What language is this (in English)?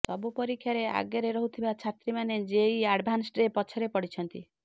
Odia